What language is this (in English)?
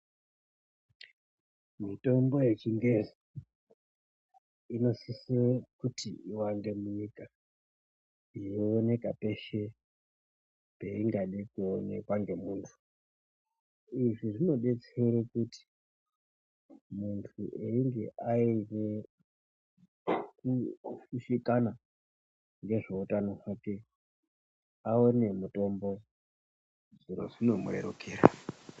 Ndau